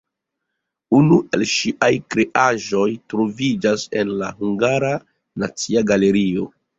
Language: Esperanto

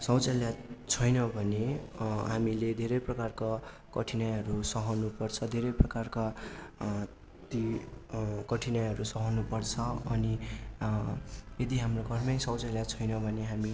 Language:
Nepali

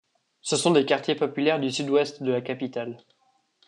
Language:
French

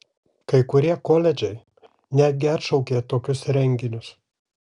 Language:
Lithuanian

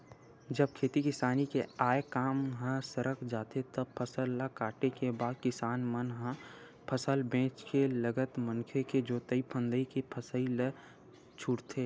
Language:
Chhattisgarhi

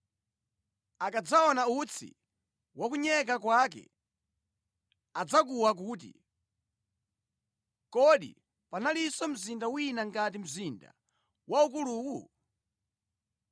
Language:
Nyanja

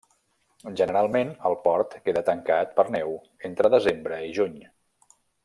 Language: Catalan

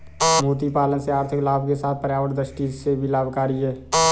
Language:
Hindi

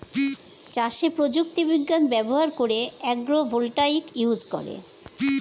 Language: Bangla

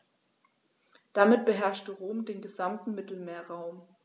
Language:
German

